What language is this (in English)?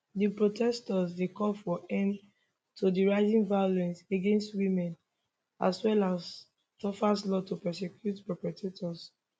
Nigerian Pidgin